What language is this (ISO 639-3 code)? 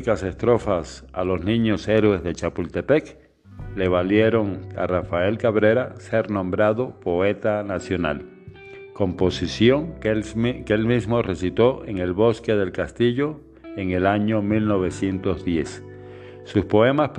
spa